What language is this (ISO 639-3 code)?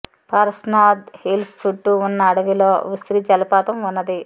tel